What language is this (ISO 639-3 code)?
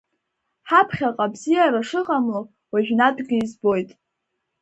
abk